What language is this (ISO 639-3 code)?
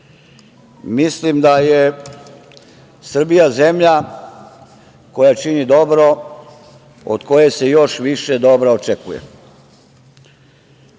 srp